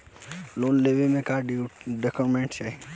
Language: Bhojpuri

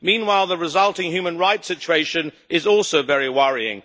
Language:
English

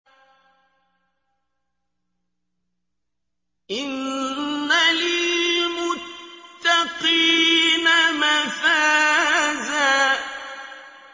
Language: Arabic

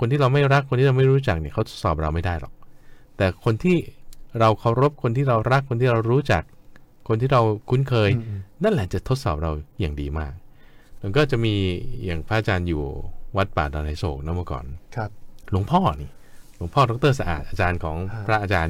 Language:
Thai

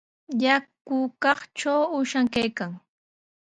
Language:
Sihuas Ancash Quechua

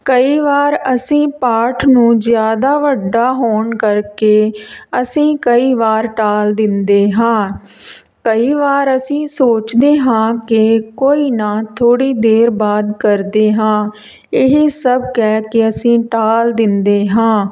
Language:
Punjabi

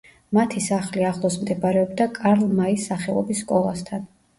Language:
Georgian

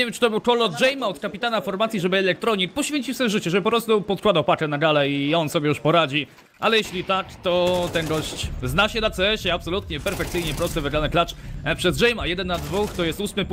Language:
Polish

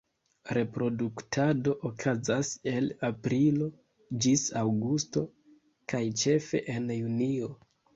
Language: Esperanto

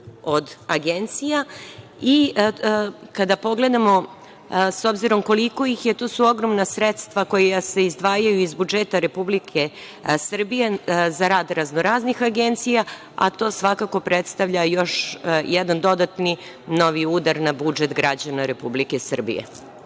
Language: Serbian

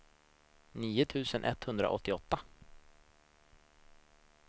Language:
Swedish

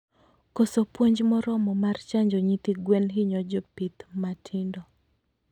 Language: Luo (Kenya and Tanzania)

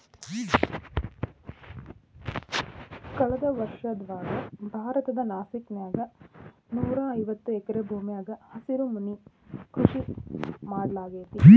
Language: Kannada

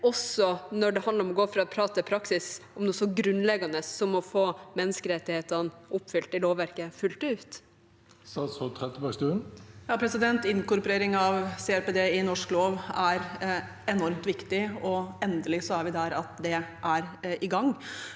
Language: Norwegian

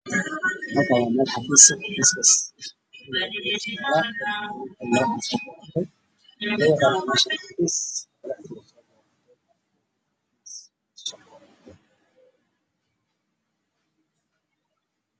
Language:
Somali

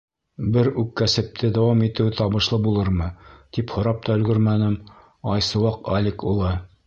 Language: Bashkir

